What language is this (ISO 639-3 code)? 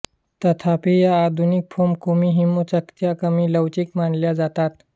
mar